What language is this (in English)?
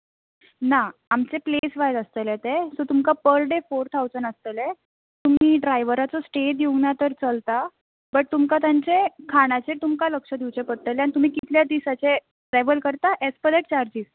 Konkani